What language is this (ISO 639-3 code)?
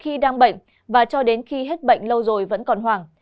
vie